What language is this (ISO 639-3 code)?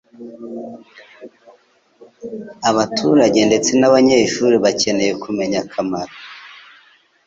kin